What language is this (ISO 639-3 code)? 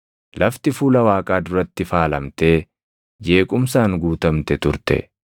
orm